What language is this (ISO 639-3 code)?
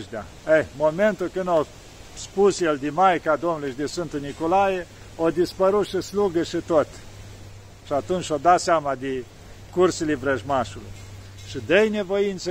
ron